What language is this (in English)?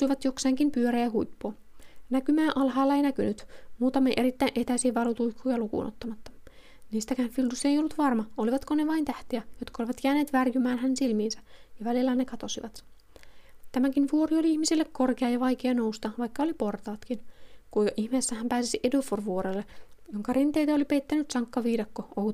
Finnish